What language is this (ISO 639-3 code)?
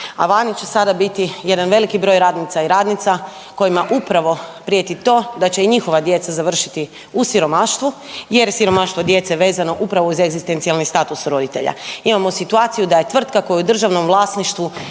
hrv